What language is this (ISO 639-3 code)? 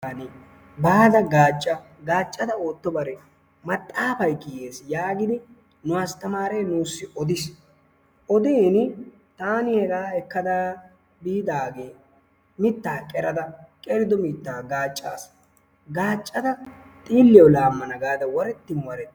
wal